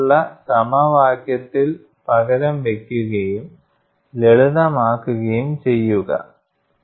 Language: Malayalam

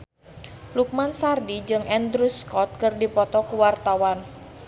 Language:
Sundanese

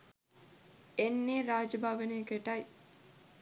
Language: Sinhala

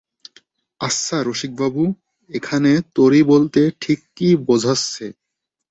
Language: Bangla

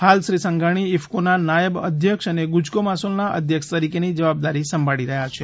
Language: Gujarati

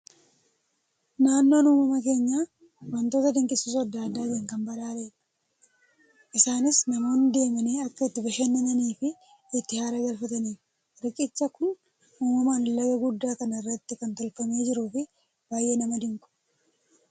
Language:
Oromo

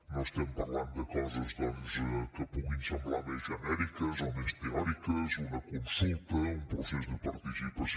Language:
Catalan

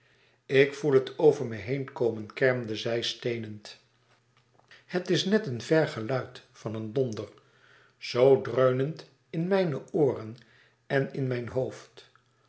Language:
Dutch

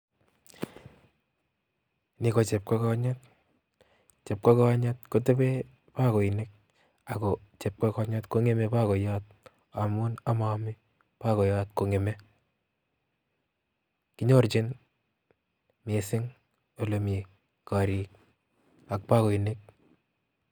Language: Kalenjin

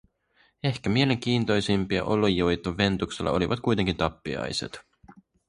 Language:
Finnish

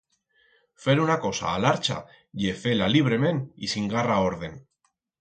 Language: Aragonese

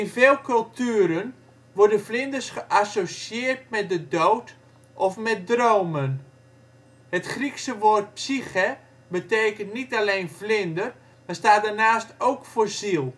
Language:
Dutch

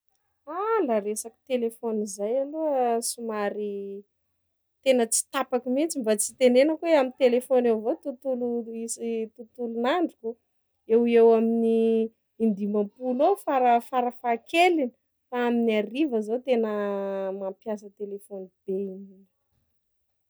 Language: Sakalava Malagasy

